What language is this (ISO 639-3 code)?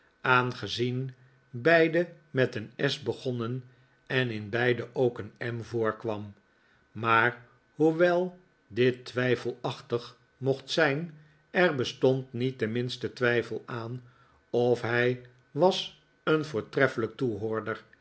nld